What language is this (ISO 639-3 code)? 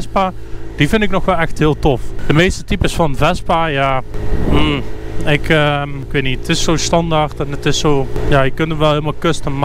nld